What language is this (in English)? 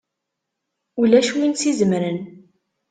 Kabyle